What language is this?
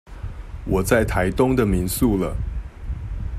Chinese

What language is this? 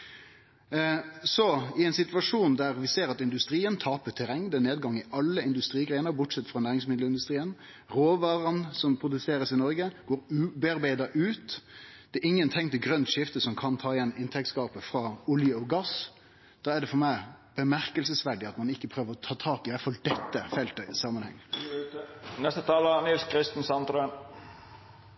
Norwegian Nynorsk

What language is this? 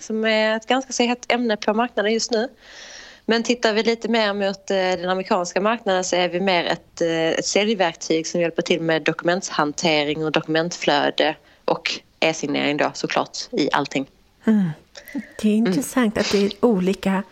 Swedish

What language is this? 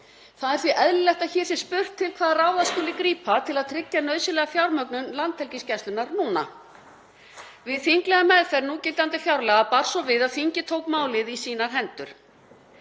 Icelandic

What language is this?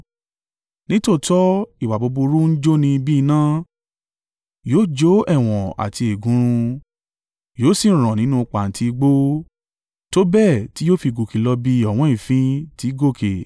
Yoruba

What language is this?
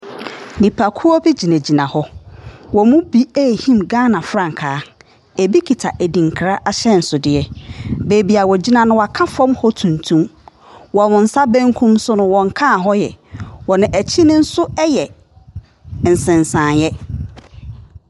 Akan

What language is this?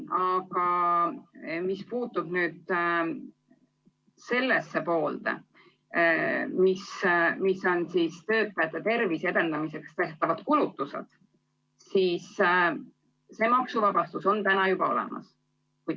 Estonian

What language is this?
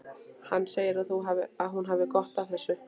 Icelandic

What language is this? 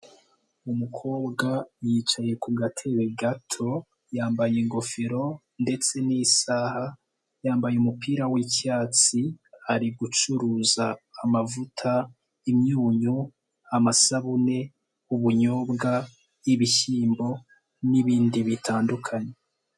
Kinyarwanda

